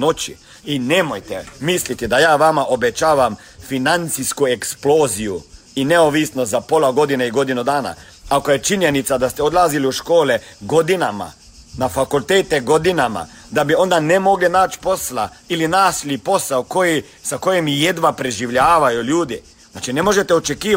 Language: Croatian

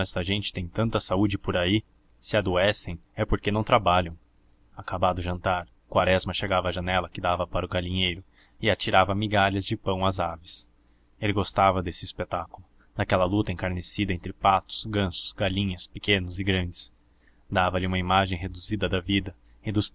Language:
Portuguese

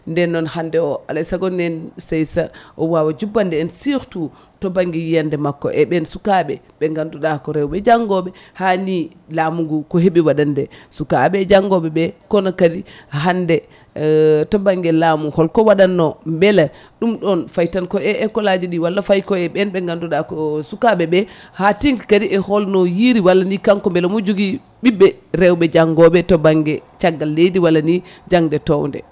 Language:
Fula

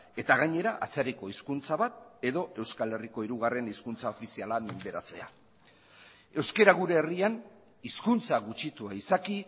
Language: Basque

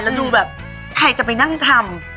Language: Thai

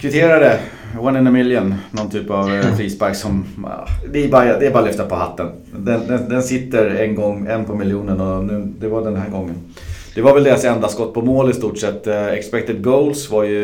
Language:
Swedish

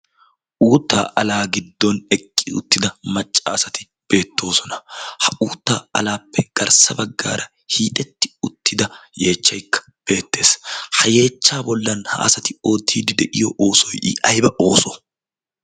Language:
Wolaytta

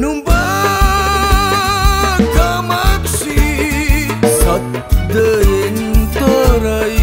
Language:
Turkish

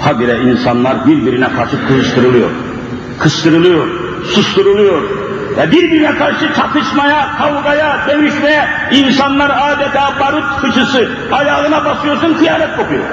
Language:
Turkish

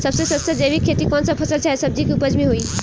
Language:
Bhojpuri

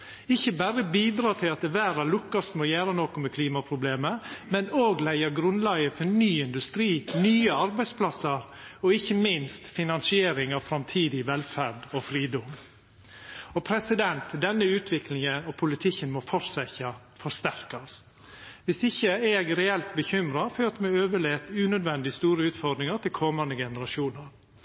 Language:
Norwegian Nynorsk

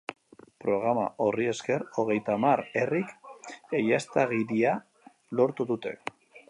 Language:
Basque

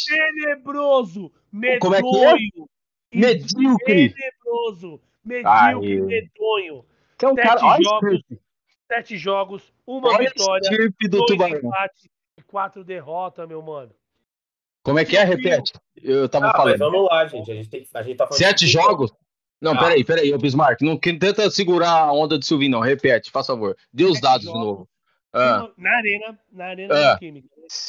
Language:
Portuguese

